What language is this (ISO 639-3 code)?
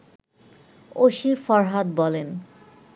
ben